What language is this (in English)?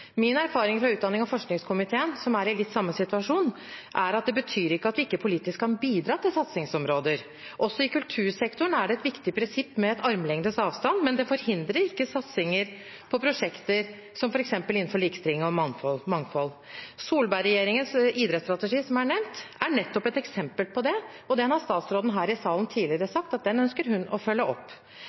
Norwegian Bokmål